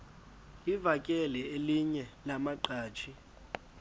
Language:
Xhosa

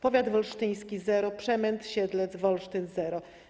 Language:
Polish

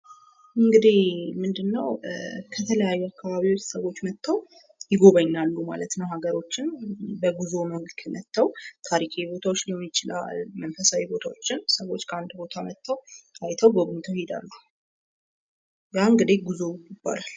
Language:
Amharic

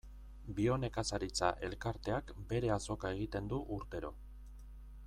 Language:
Basque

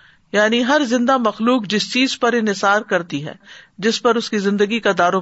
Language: Urdu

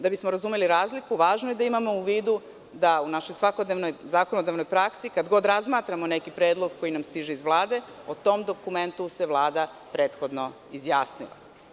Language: Serbian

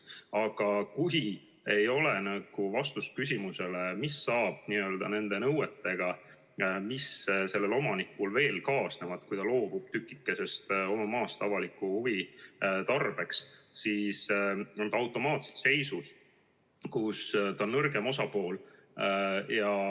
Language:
Estonian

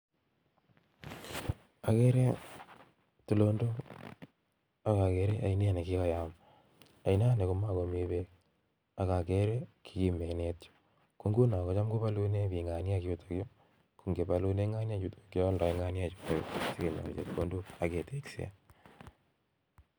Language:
Kalenjin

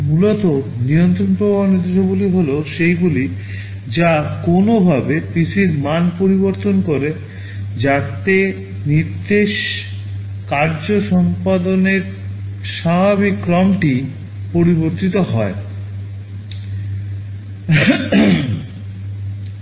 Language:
Bangla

